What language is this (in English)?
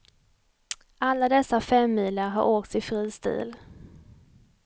Swedish